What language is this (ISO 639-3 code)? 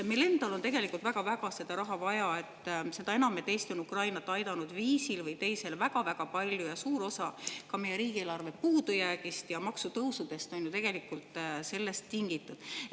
est